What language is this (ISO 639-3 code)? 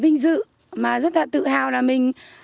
vie